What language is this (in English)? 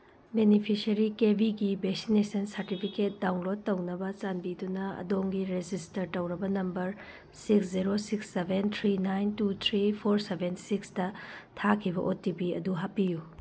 Manipuri